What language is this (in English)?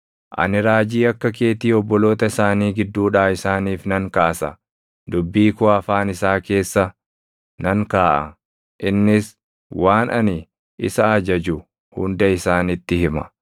Oromo